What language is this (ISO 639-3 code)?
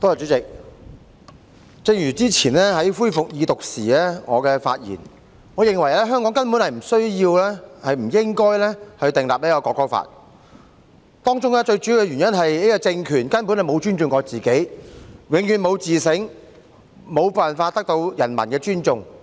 yue